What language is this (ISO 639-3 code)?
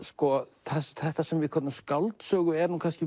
isl